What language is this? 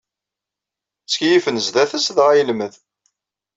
Kabyle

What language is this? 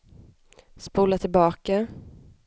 Swedish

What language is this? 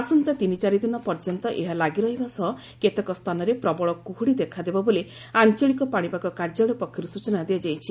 Odia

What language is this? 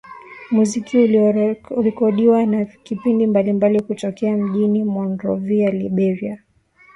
Swahili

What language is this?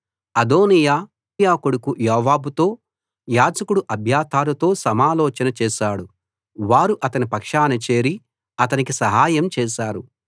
Telugu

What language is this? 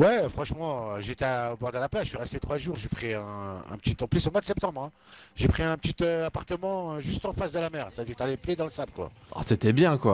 French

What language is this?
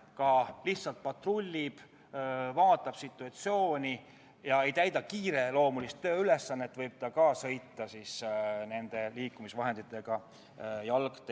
Estonian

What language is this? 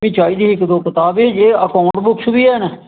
Dogri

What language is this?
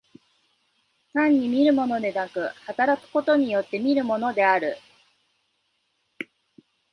Japanese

